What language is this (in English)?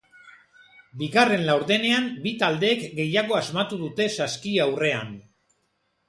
Basque